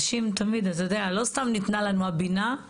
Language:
Hebrew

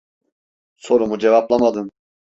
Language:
Turkish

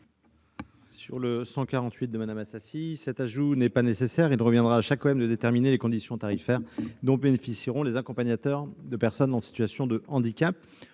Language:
French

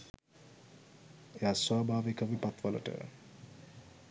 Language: Sinhala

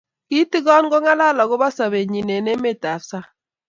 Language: Kalenjin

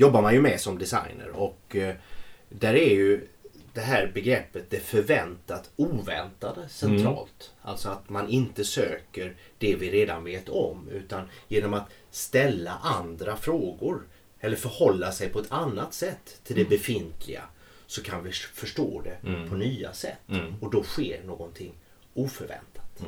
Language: Swedish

